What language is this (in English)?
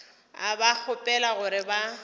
Northern Sotho